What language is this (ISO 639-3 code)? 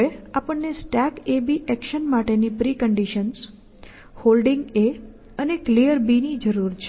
guj